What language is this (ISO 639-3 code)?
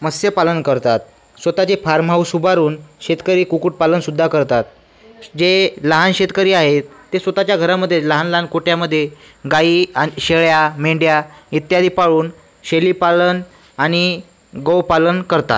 mar